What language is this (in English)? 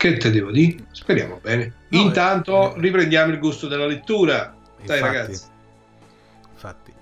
Italian